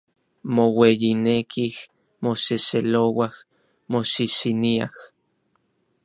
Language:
Orizaba Nahuatl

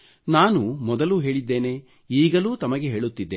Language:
Kannada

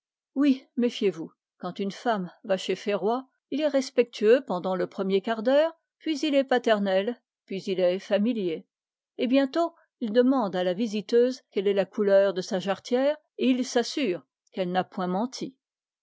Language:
French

